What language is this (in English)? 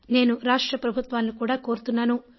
Telugu